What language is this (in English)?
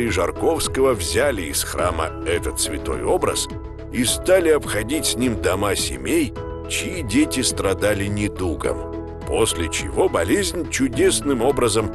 Russian